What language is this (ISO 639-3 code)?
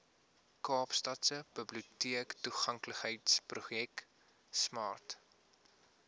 afr